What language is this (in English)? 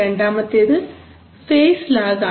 Malayalam